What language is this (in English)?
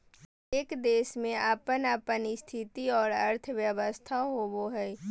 Magahi